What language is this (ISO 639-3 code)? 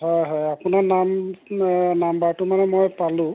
asm